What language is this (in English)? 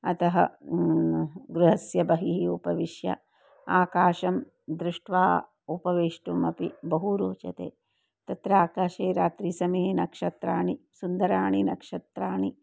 Sanskrit